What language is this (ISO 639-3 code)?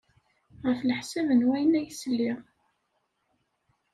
kab